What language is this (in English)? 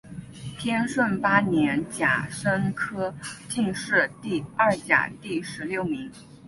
Chinese